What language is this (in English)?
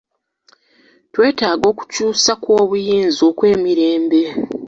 Ganda